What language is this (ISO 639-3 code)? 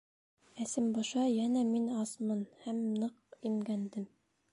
bak